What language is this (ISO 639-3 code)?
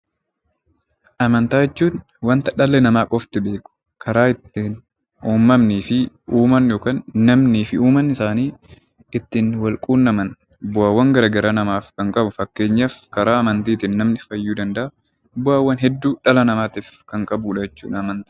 orm